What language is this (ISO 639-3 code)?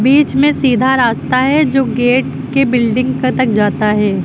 hin